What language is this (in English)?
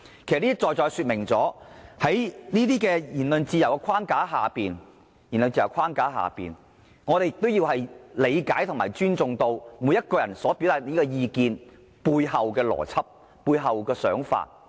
Cantonese